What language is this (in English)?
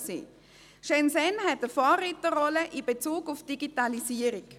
Swiss German